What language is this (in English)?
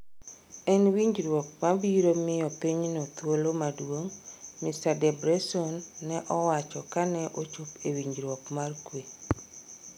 Luo (Kenya and Tanzania)